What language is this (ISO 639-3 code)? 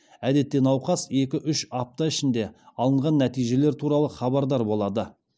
kaz